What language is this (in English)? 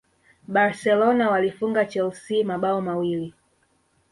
Swahili